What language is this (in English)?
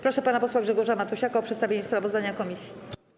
Polish